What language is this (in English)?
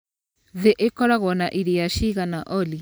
Kikuyu